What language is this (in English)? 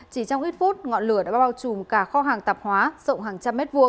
Vietnamese